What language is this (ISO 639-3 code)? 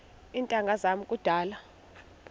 xho